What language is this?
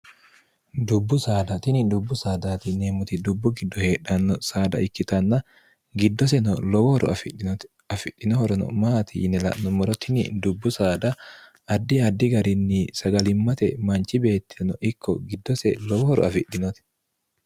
Sidamo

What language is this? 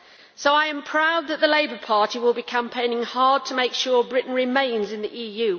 English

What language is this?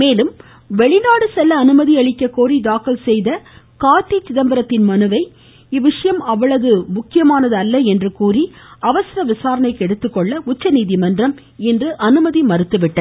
Tamil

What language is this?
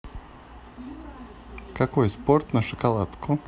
Russian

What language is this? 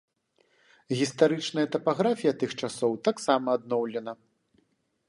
Belarusian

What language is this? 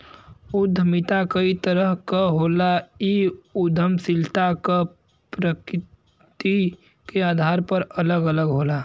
Bhojpuri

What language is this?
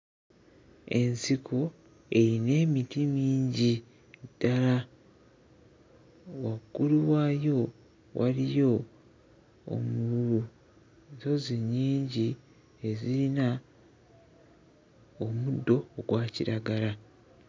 Ganda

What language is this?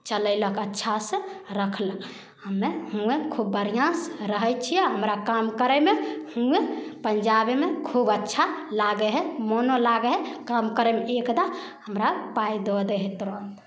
Maithili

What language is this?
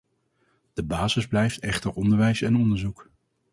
Dutch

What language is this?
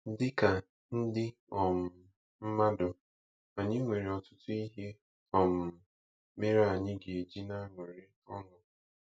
Igbo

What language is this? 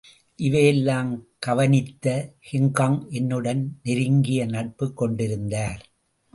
Tamil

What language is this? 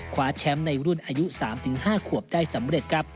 Thai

